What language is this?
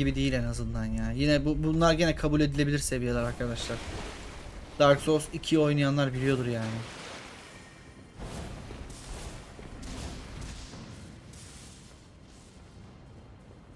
Turkish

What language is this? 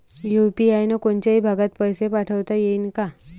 Marathi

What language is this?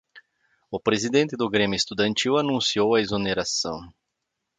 Portuguese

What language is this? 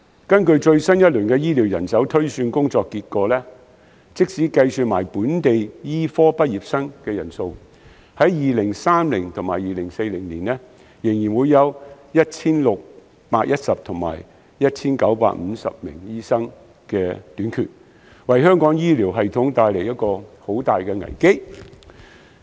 Cantonese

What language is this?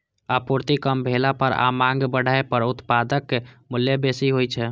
Maithili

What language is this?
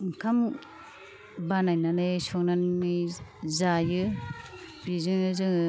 Bodo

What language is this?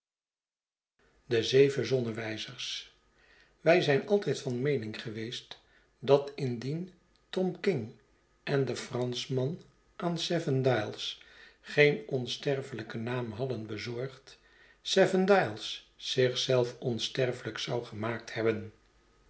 Dutch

